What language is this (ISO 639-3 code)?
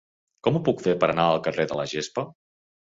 cat